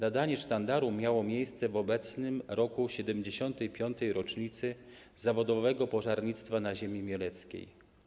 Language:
Polish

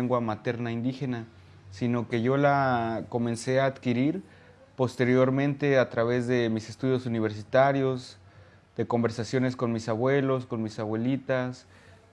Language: Spanish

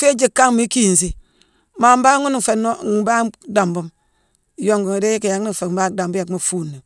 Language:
Mansoanka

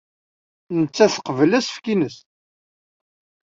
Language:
Kabyle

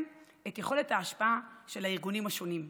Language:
Hebrew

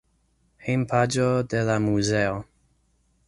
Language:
Esperanto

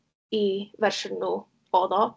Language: Welsh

